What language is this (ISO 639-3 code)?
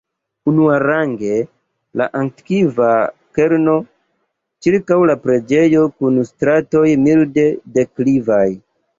epo